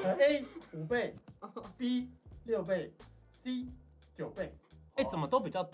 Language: Chinese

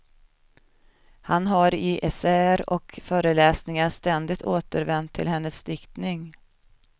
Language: Swedish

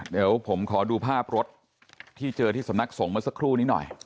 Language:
Thai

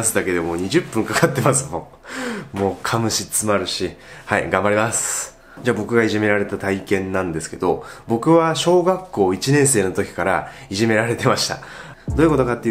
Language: Japanese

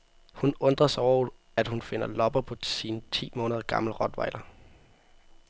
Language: Danish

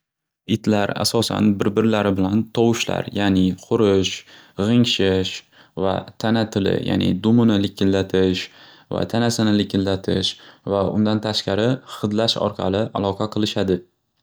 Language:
Uzbek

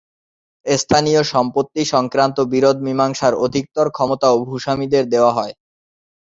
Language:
Bangla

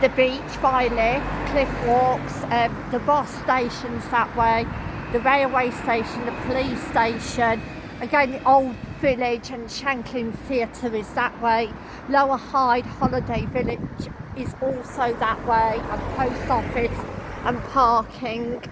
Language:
English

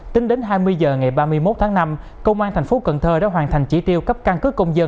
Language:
Vietnamese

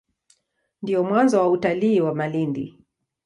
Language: Swahili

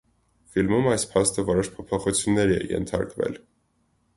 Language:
Armenian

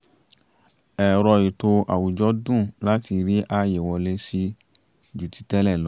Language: Yoruba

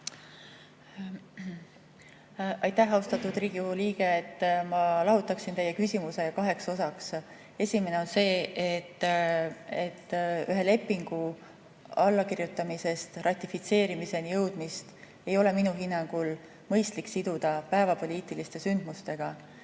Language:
Estonian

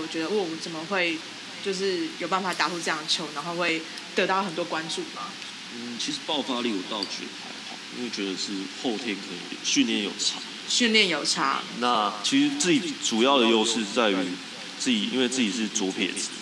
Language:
Chinese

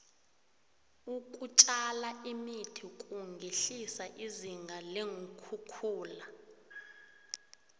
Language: South Ndebele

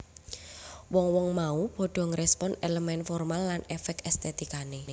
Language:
Javanese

